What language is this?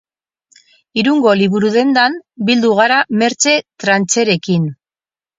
Basque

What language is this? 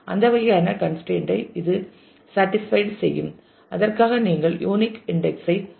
Tamil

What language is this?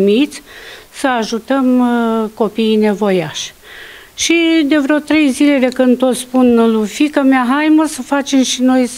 Romanian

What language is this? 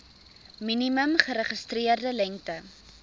Afrikaans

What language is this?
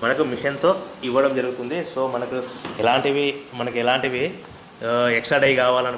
Hindi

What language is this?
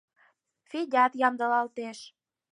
Mari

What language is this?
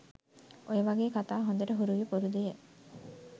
Sinhala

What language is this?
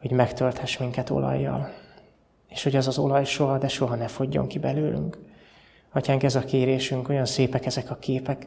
Hungarian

